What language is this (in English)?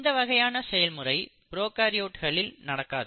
Tamil